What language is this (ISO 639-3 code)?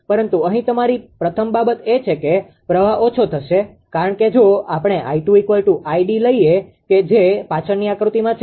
guj